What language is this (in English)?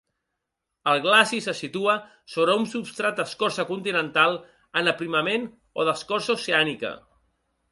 Catalan